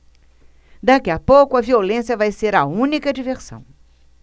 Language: Portuguese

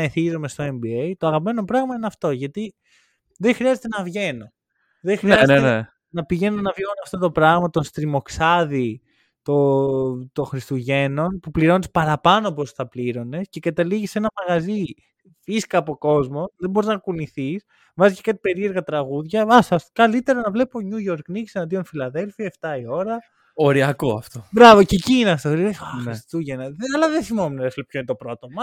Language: Greek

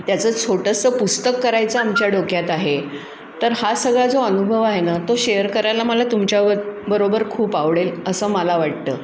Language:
Marathi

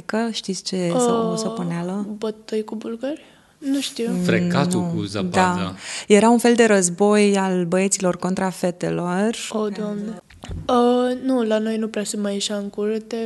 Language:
Romanian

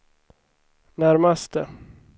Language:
Swedish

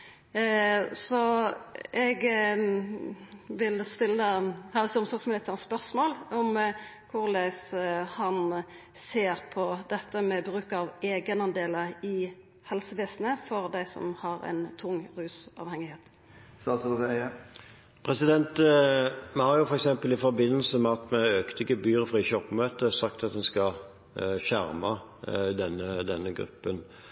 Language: Norwegian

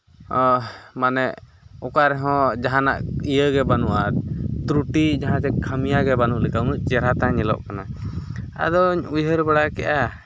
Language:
Santali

